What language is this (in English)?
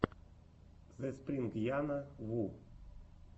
Russian